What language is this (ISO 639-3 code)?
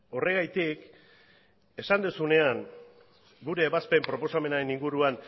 eus